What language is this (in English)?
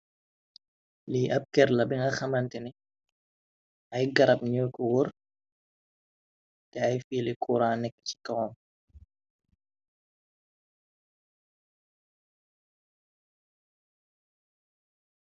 Wolof